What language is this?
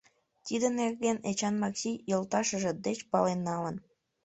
Mari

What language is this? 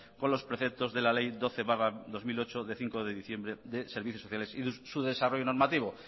Spanish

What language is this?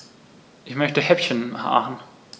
German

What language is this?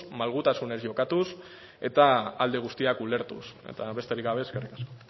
Basque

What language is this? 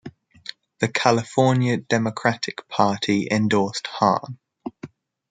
English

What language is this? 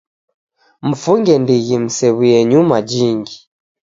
Taita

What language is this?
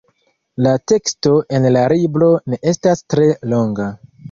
Esperanto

